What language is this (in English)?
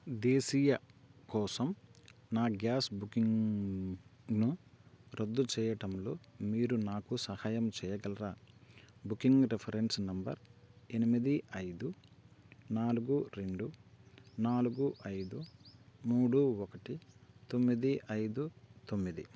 Telugu